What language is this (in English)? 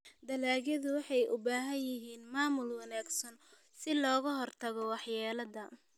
Somali